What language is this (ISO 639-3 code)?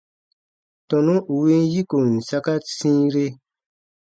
bba